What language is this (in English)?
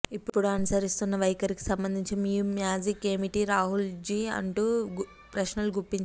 Telugu